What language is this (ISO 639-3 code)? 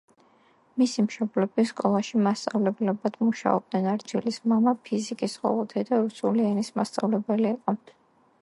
kat